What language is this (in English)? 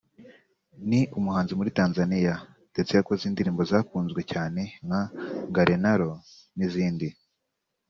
Kinyarwanda